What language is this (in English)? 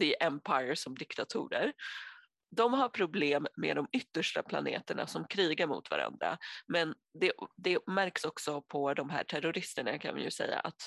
Swedish